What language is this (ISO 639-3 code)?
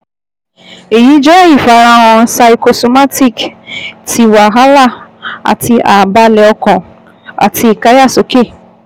yor